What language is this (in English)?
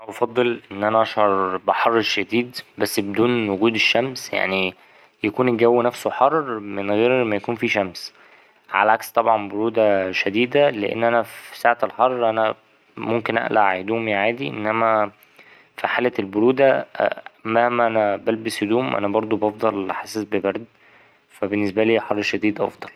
Egyptian Arabic